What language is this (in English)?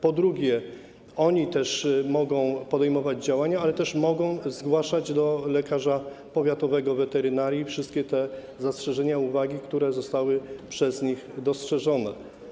Polish